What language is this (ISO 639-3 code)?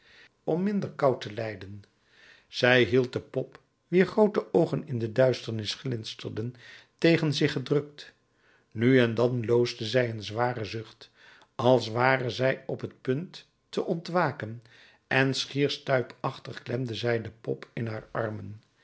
nld